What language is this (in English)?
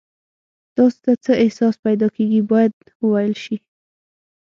Pashto